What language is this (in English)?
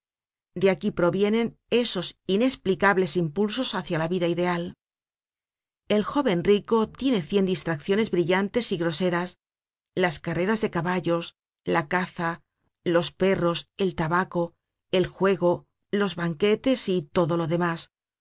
Spanish